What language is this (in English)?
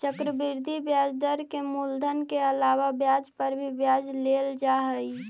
Magahi